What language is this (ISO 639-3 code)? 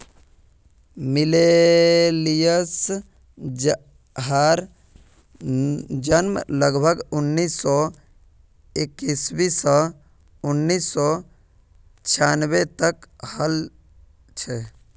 mag